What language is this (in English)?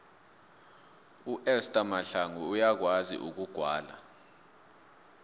South Ndebele